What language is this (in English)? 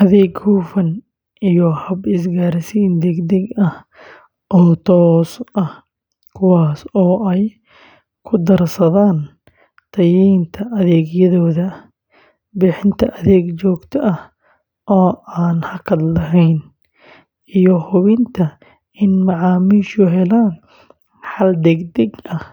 Somali